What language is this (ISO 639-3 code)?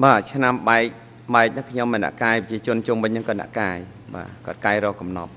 tha